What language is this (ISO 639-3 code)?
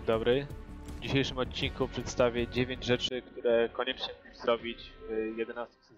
pol